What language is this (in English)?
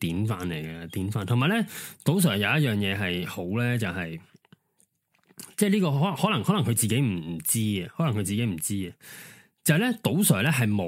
Chinese